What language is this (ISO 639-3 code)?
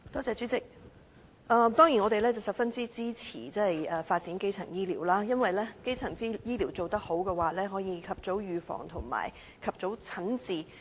yue